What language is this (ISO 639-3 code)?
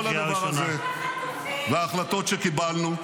heb